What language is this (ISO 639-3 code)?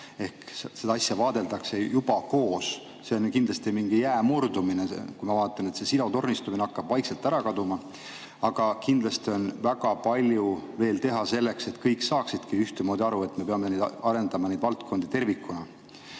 est